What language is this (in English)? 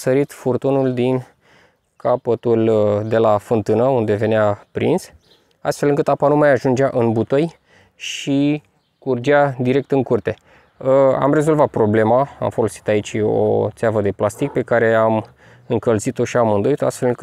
Romanian